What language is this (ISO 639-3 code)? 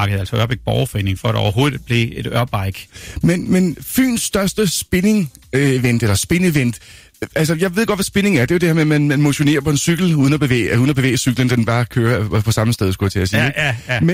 dan